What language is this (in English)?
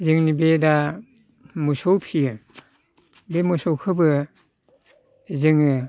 Bodo